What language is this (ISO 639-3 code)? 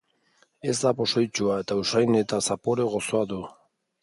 eus